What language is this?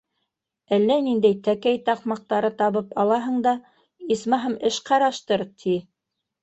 Bashkir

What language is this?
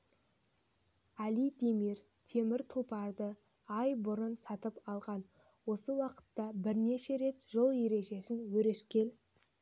Kazakh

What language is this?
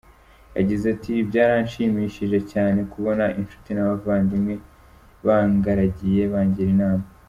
Kinyarwanda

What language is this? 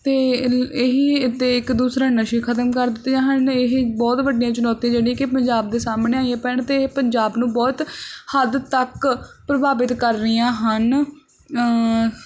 Punjabi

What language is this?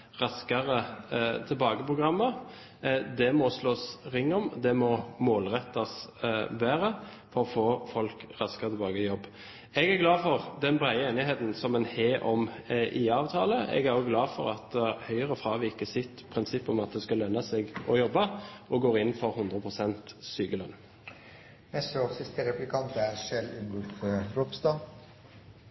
Norwegian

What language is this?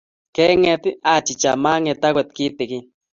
Kalenjin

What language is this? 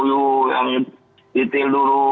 Indonesian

